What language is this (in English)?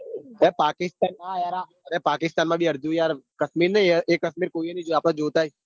Gujarati